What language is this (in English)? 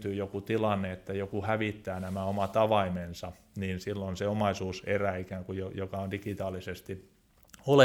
Finnish